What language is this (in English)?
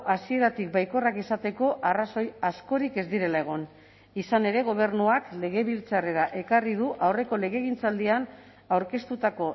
Basque